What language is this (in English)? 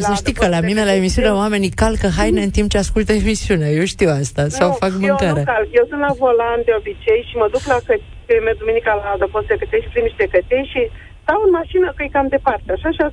Romanian